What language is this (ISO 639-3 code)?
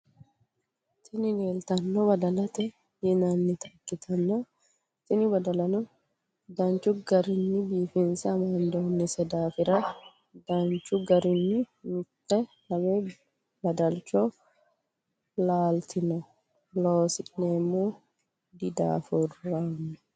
sid